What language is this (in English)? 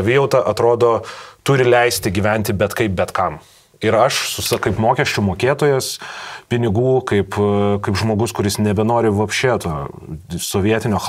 Lithuanian